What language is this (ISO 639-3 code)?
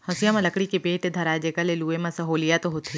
hne